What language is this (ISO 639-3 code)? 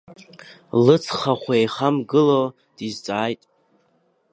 abk